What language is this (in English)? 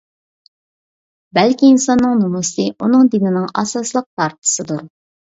Uyghur